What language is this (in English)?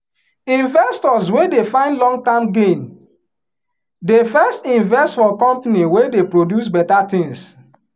Nigerian Pidgin